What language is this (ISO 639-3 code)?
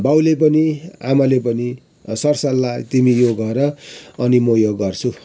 nep